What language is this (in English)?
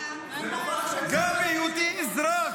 Hebrew